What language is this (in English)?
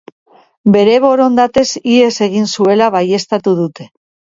Basque